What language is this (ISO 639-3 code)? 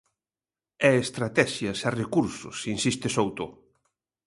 glg